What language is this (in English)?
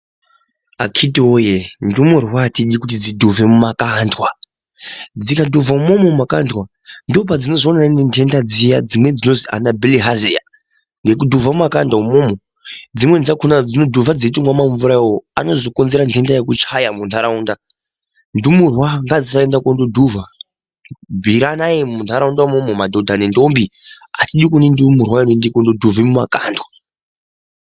Ndau